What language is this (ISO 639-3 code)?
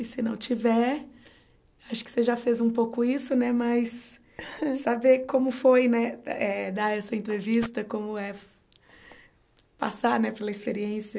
por